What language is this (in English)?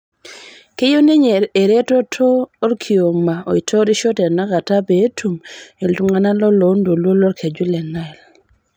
Masai